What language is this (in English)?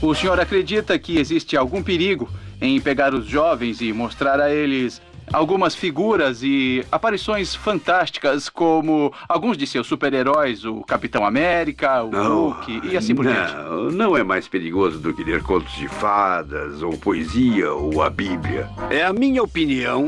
Portuguese